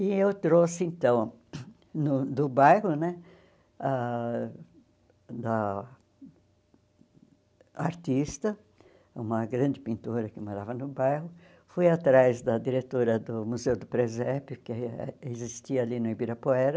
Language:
Portuguese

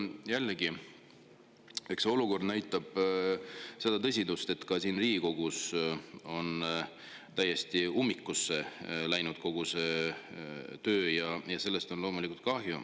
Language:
Estonian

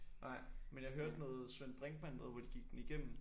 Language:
Danish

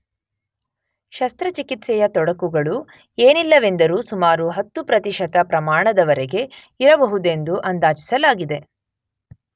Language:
Kannada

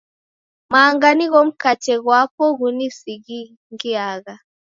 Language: Taita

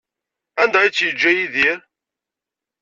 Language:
Kabyle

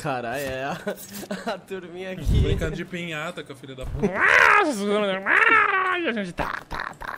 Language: Portuguese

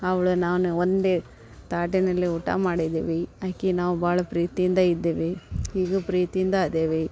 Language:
Kannada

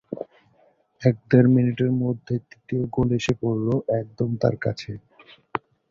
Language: Bangla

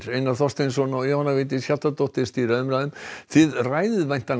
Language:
Icelandic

